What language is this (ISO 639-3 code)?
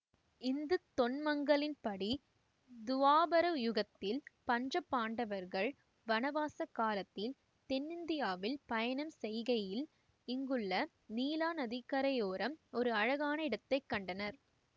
tam